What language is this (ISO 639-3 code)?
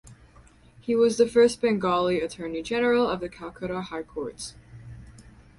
eng